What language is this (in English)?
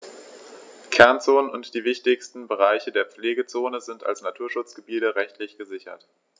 German